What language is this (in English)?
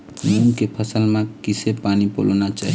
Chhattisgarhi